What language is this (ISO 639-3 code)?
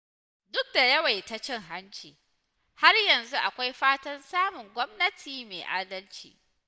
hau